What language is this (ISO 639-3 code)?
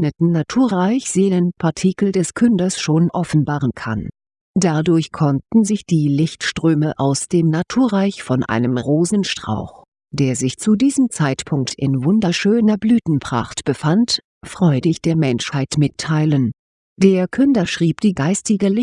deu